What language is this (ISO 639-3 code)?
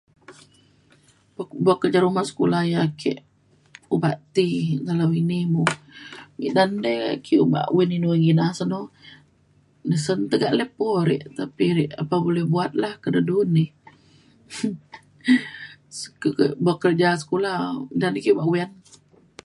xkl